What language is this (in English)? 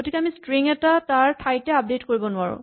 Assamese